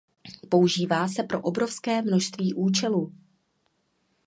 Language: Czech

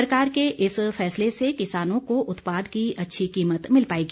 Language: Hindi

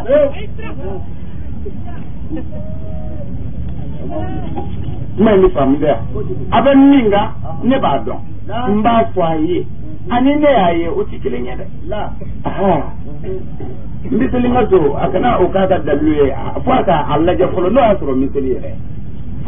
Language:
French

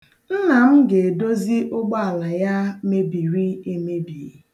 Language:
Igbo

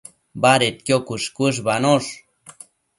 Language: Matsés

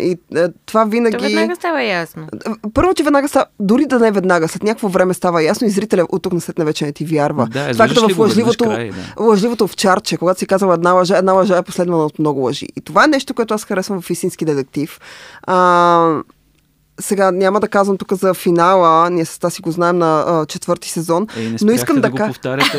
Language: Bulgarian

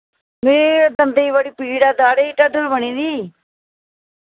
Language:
Dogri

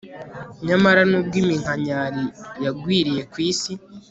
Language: Kinyarwanda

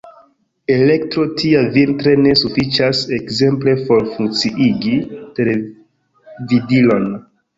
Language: Esperanto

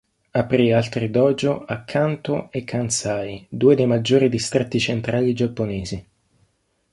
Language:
Italian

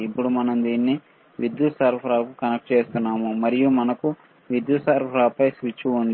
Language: Telugu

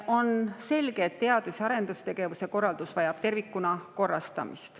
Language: Estonian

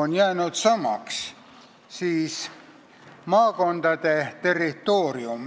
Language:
Estonian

